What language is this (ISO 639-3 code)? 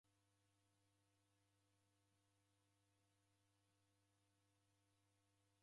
dav